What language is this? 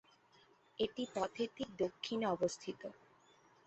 Bangla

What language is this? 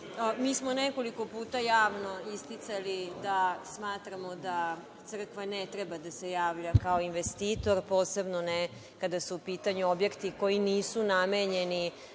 Serbian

